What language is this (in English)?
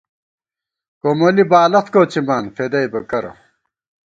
Gawar-Bati